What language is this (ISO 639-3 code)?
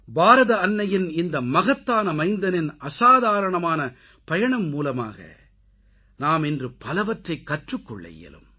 tam